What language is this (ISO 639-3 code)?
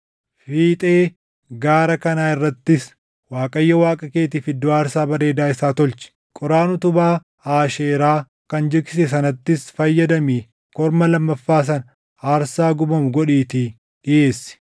orm